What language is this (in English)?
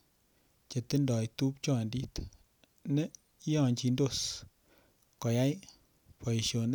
Kalenjin